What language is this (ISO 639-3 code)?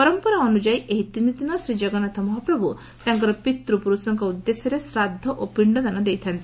ori